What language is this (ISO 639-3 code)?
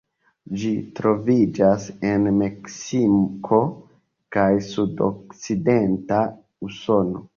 epo